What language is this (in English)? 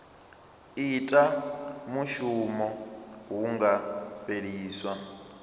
Venda